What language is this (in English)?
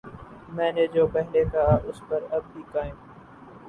Urdu